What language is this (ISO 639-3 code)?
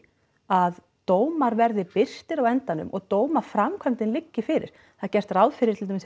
isl